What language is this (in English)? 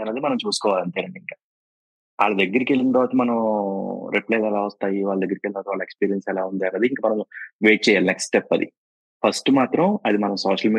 Telugu